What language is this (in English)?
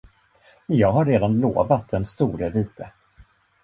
Swedish